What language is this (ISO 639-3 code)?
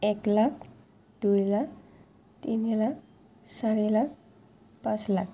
asm